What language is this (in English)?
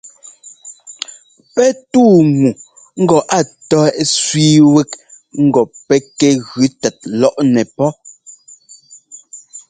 Ngomba